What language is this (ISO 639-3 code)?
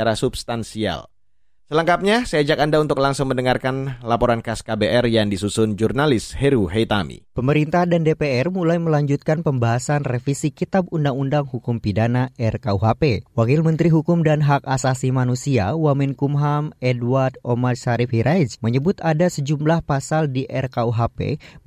ind